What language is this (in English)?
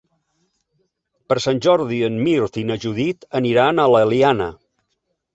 Catalan